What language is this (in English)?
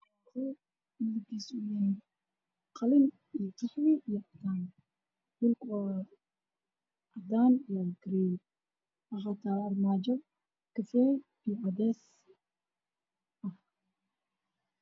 Somali